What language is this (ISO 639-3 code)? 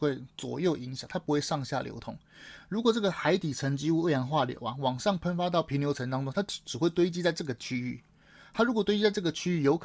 zho